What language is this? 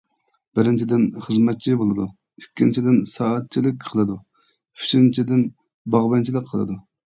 Uyghur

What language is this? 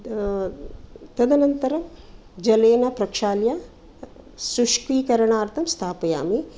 Sanskrit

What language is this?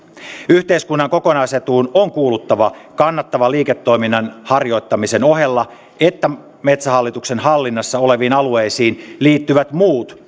Finnish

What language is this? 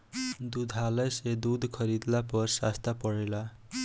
Bhojpuri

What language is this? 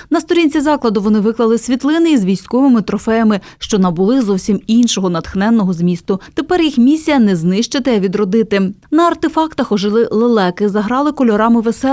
Ukrainian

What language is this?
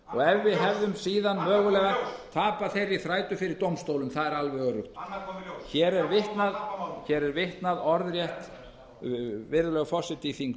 Icelandic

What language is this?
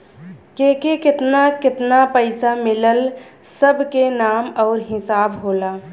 Bhojpuri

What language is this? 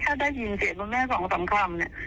Thai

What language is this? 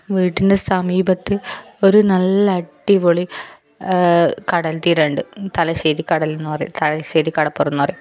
Malayalam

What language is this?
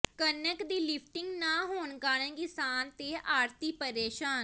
Punjabi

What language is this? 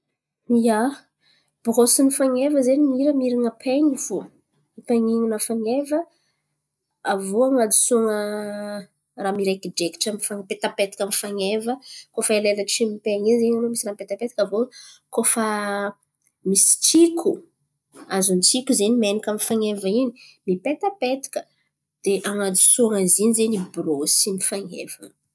Antankarana Malagasy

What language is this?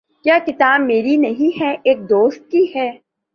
Urdu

